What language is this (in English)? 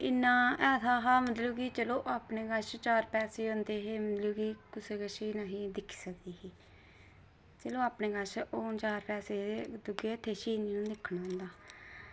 Dogri